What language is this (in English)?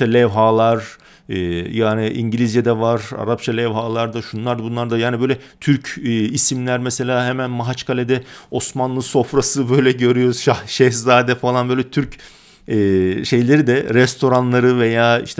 Turkish